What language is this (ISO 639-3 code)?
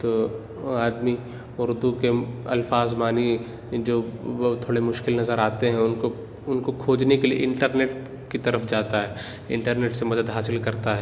urd